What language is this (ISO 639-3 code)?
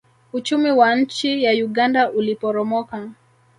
swa